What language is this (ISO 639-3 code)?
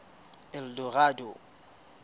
sot